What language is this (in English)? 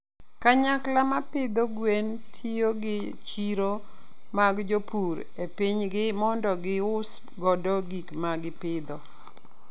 Luo (Kenya and Tanzania)